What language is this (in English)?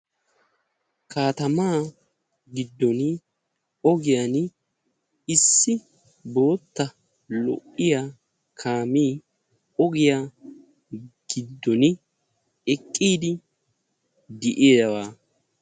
Wolaytta